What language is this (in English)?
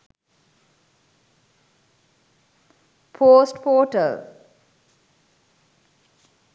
Sinhala